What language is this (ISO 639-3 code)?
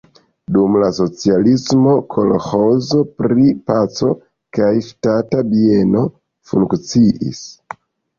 epo